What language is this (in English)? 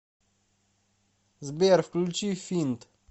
Russian